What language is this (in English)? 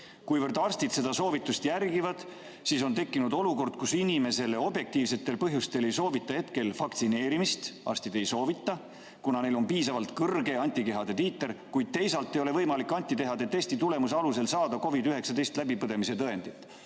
Estonian